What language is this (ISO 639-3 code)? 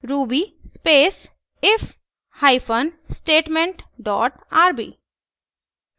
hin